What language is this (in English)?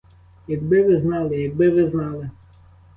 Ukrainian